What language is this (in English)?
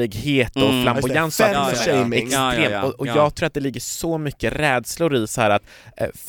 Swedish